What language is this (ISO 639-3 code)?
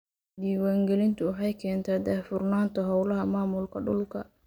som